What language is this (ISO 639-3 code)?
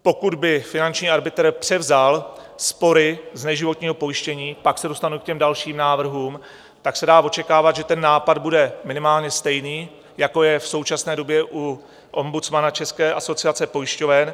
ces